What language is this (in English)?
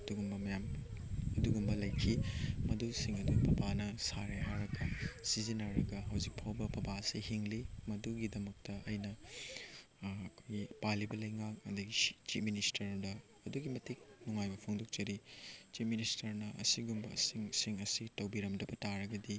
Manipuri